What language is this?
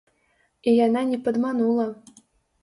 Belarusian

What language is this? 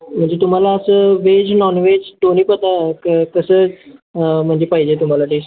Marathi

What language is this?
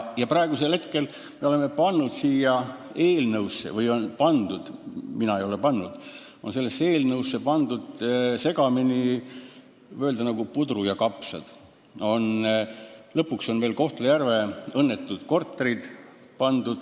Estonian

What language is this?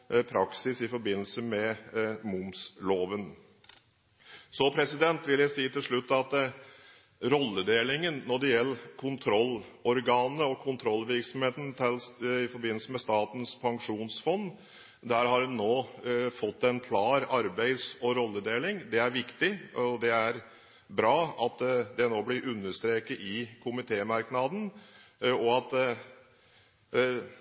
Norwegian Bokmål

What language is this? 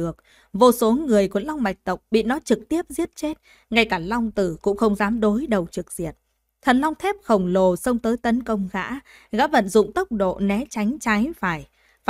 Vietnamese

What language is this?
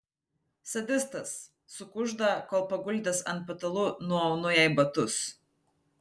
Lithuanian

